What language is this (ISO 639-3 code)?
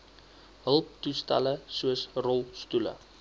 afr